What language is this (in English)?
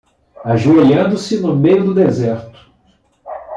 Portuguese